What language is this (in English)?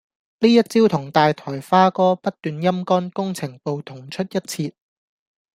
Cantonese